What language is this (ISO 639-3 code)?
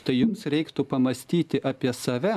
lit